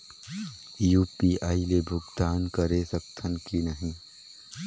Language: Chhattisgarhi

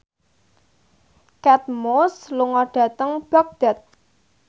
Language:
Javanese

